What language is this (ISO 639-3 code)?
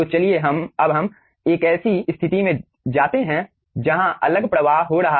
hin